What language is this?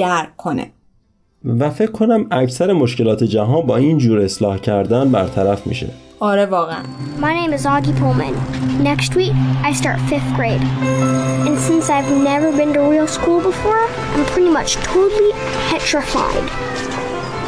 Persian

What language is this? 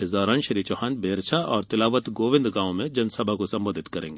Hindi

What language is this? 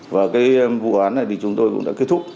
Vietnamese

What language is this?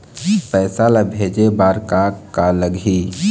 Chhattisgarhi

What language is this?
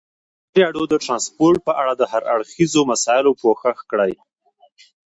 Pashto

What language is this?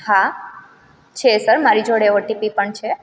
Gujarati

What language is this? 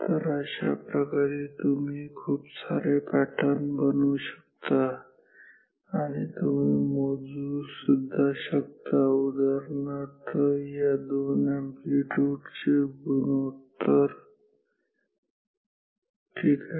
Marathi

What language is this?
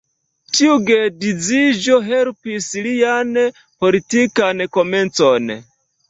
Esperanto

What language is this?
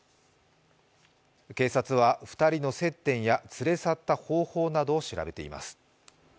Japanese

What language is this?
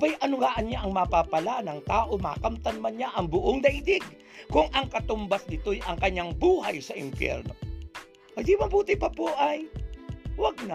Filipino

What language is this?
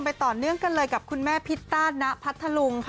Thai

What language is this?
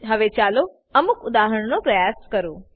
Gujarati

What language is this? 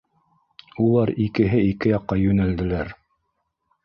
Bashkir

